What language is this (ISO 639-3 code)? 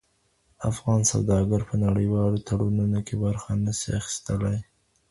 pus